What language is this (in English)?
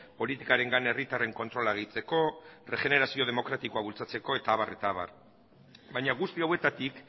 Basque